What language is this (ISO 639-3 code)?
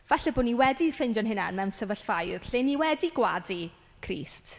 cym